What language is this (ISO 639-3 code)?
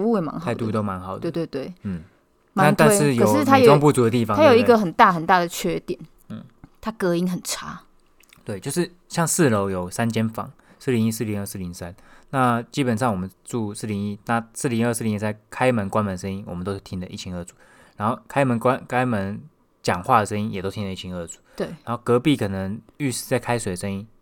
zho